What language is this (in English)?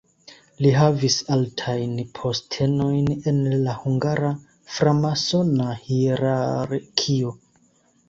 Esperanto